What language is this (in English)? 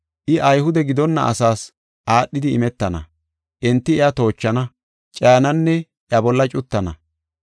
Gofa